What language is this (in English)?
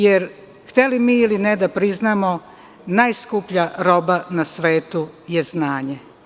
Serbian